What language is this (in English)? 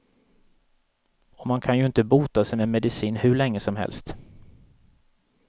Swedish